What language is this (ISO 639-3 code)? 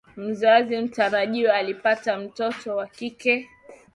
swa